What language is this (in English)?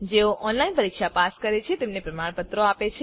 Gujarati